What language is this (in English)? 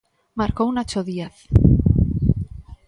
Galician